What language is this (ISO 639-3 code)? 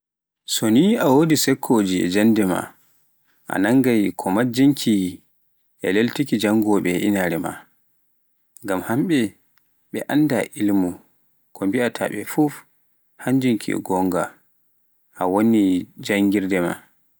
fuf